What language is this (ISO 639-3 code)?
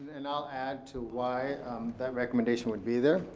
eng